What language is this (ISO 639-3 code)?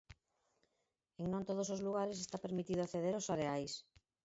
glg